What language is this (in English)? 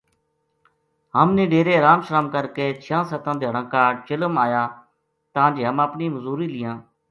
Gujari